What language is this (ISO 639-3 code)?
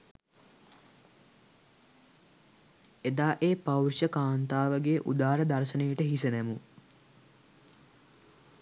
sin